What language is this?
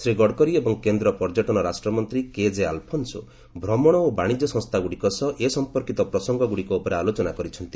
Odia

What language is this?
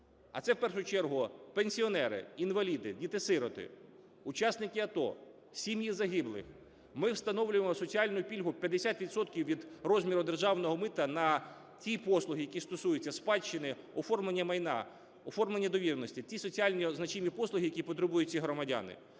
Ukrainian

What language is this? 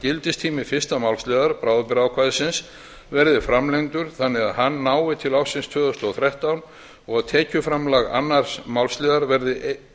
Icelandic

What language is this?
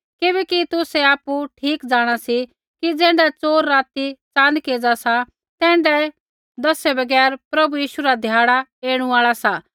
Kullu Pahari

